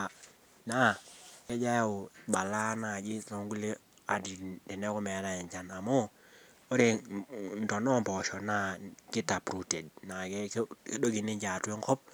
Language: Masai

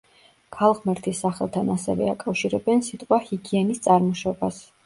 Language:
Georgian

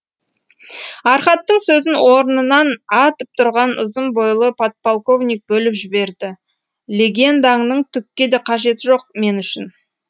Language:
Kazakh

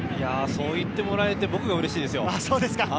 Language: Japanese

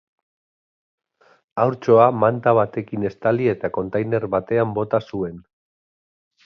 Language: Basque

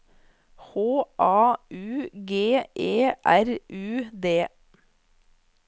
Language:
Norwegian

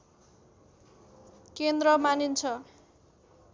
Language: Nepali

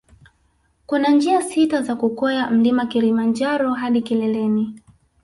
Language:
Swahili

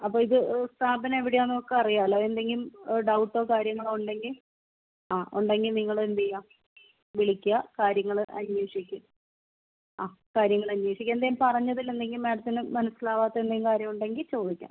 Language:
Malayalam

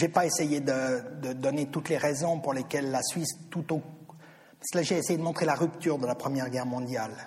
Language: French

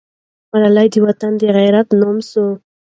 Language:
Pashto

